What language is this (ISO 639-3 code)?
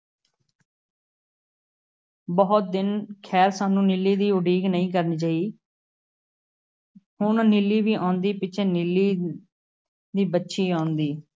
pan